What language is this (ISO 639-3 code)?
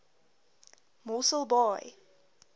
afr